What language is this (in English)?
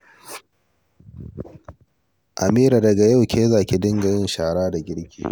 Hausa